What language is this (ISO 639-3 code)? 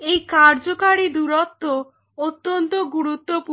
ben